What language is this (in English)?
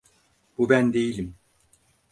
Turkish